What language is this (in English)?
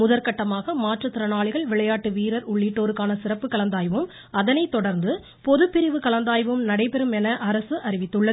Tamil